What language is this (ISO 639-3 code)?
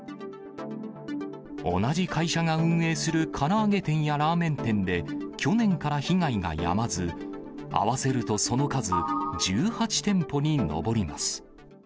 jpn